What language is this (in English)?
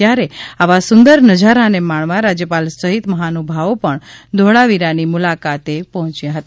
Gujarati